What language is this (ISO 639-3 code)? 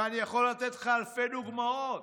heb